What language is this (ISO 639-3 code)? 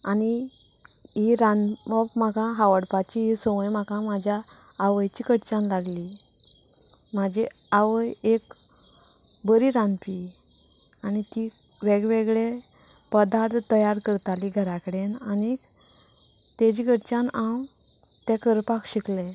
kok